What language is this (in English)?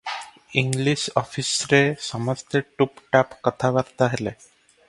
Odia